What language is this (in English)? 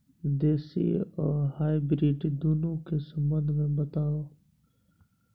Maithili